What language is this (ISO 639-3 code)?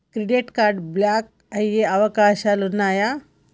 tel